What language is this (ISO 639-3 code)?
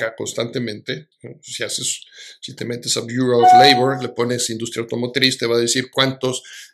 spa